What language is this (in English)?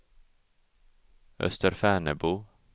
Swedish